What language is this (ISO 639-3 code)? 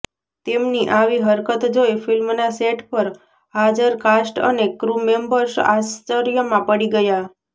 guj